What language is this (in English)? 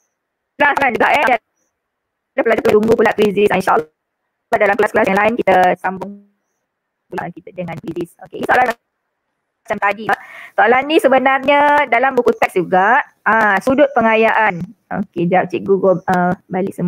Malay